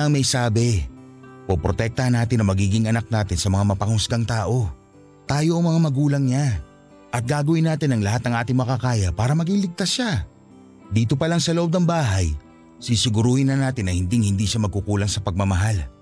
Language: Filipino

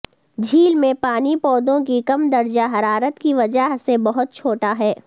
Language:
Urdu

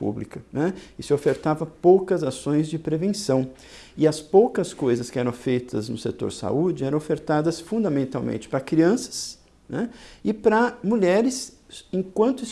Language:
Portuguese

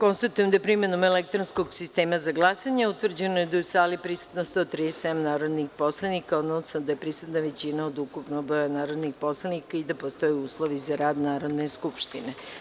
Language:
Serbian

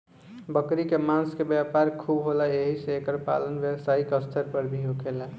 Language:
Bhojpuri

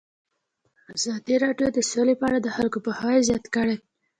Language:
Pashto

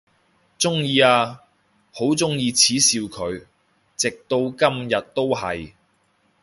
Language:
Cantonese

